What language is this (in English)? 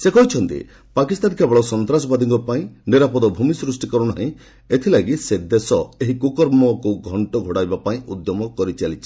Odia